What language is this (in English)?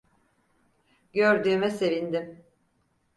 Turkish